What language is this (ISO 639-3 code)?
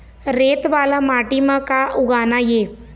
hne